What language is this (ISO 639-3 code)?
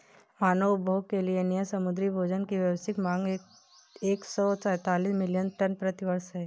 hin